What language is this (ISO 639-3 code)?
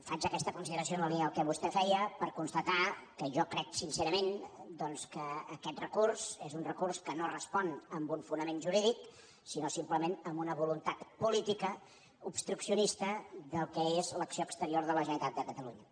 cat